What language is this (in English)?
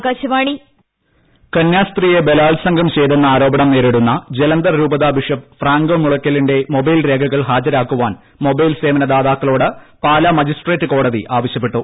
Malayalam